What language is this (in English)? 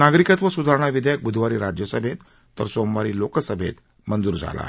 Marathi